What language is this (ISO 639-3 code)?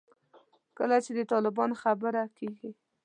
pus